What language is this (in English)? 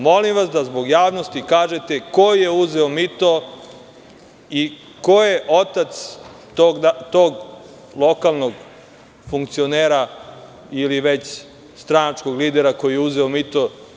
Serbian